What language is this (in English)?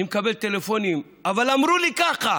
Hebrew